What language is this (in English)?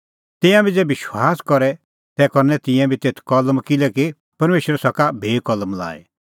Kullu Pahari